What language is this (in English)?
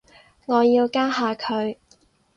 Cantonese